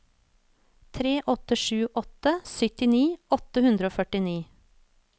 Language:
Norwegian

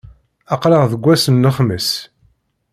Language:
Kabyle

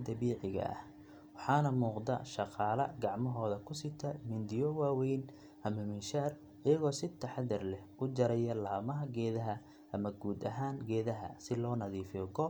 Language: Somali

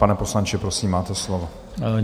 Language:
Czech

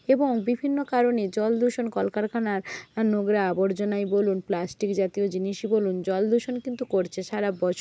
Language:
Bangla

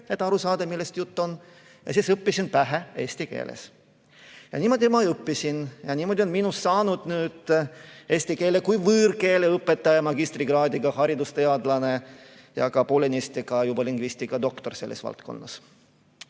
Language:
Estonian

